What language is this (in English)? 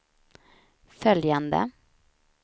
Swedish